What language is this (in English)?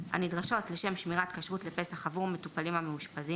Hebrew